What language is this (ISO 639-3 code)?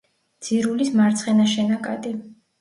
kat